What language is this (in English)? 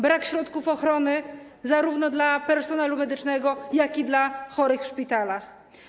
Polish